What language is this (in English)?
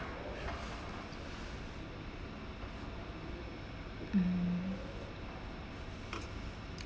English